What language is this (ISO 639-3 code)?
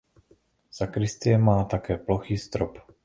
ces